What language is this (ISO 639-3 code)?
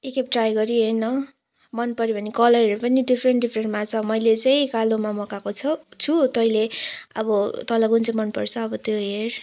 nep